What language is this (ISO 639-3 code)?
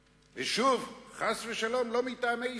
heb